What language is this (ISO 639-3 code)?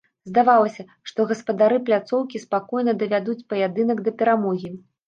bel